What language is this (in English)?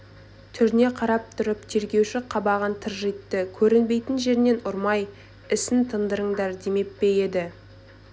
Kazakh